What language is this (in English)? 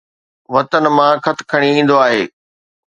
Sindhi